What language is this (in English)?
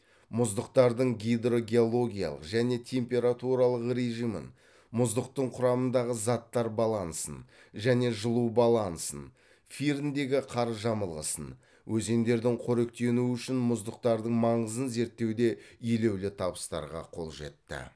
Kazakh